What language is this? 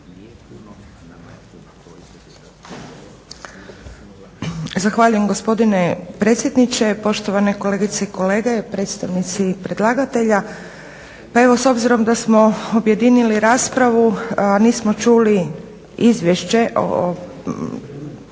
Croatian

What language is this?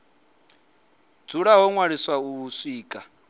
Venda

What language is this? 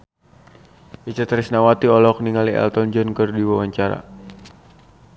Sundanese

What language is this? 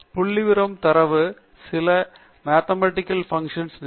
Tamil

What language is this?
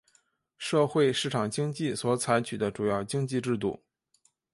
Chinese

